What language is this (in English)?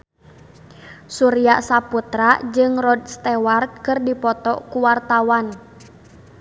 Sundanese